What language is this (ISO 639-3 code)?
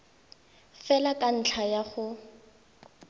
tsn